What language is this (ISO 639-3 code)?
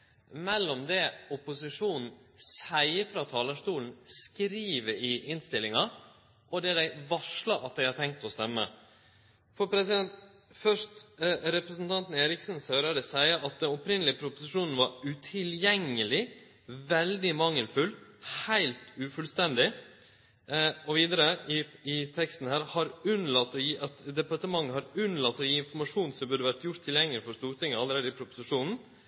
nno